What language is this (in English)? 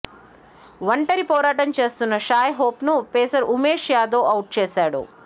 Telugu